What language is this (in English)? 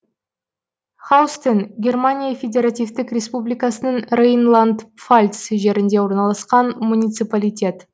Kazakh